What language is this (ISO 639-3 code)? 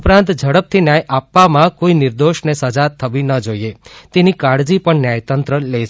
guj